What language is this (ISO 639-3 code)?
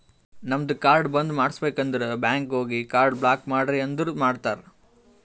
kan